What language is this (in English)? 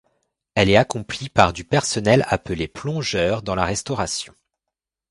French